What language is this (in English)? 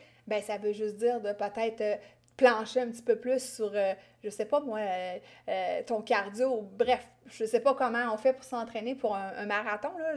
French